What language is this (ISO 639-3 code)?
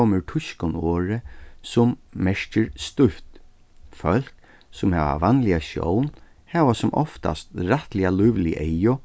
fao